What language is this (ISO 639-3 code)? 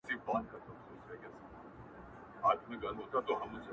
pus